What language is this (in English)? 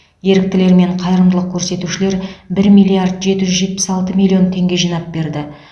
Kazakh